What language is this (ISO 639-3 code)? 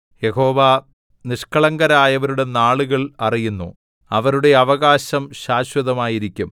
mal